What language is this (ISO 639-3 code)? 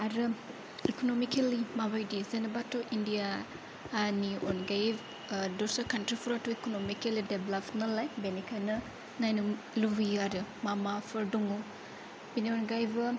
brx